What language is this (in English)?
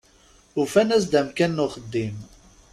Kabyle